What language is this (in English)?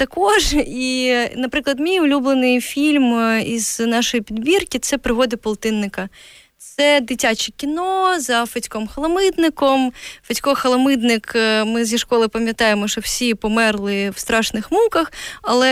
Ukrainian